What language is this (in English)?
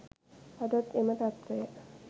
Sinhala